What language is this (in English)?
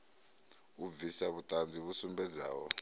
Venda